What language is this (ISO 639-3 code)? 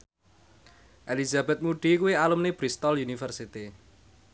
jav